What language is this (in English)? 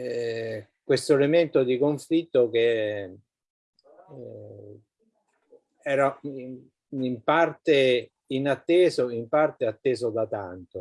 Italian